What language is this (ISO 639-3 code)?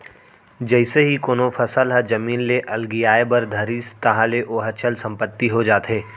hne